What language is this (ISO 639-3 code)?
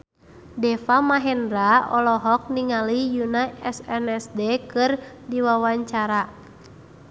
sun